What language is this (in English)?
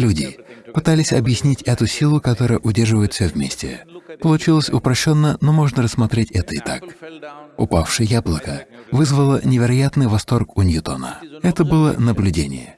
Russian